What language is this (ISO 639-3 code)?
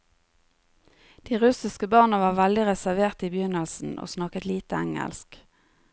nor